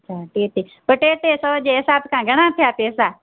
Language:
Sindhi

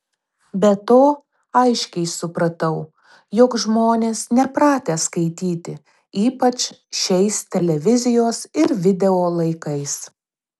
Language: Lithuanian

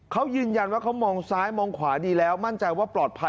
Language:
Thai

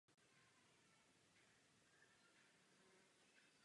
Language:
Czech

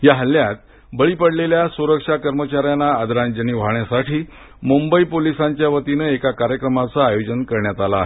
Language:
Marathi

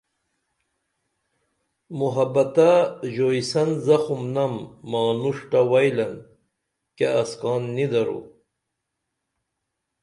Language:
Dameli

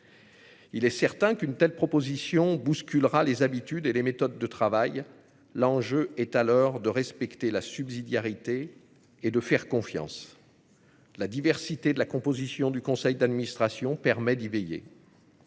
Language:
French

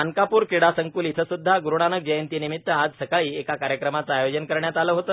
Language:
Marathi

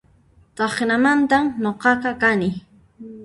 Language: Puno Quechua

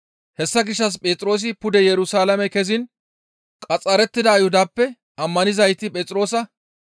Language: Gamo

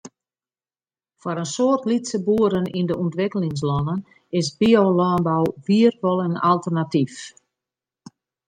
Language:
Western Frisian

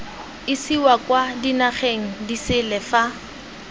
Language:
Tswana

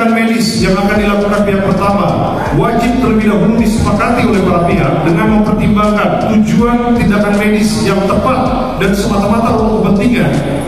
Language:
Indonesian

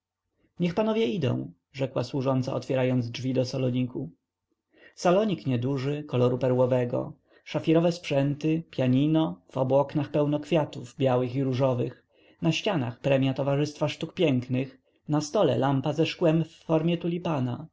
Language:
Polish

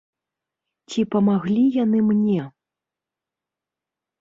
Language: Belarusian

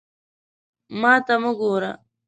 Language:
Pashto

